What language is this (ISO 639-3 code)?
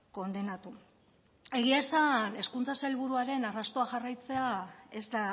eus